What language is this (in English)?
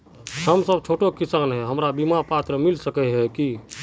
Magahi